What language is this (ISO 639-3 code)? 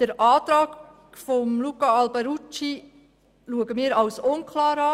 gsw